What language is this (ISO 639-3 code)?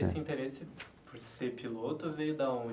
por